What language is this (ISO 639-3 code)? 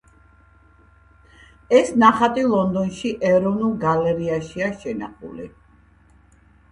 kat